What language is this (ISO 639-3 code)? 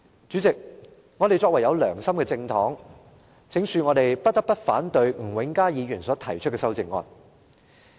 yue